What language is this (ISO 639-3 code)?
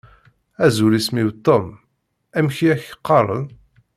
kab